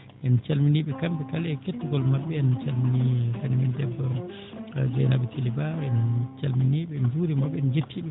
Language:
Fula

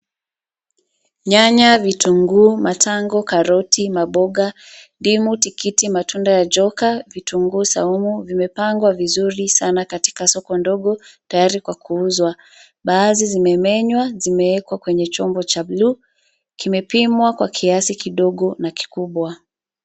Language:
Swahili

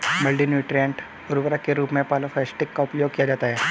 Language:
Hindi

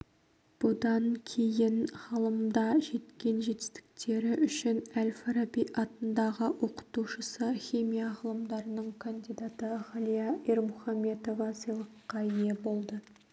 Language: Kazakh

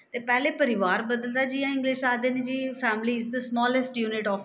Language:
Dogri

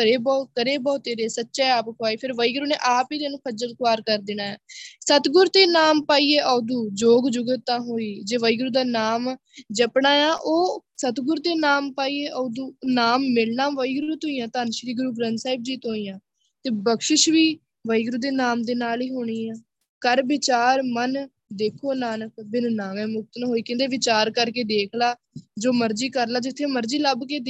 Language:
Punjabi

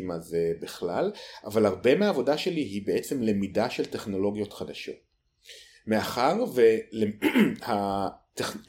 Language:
Hebrew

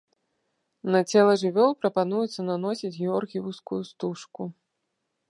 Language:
Belarusian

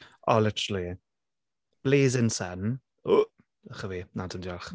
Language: Welsh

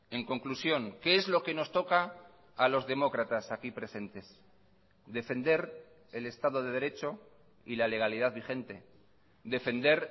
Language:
Spanish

